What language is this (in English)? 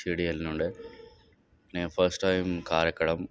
Telugu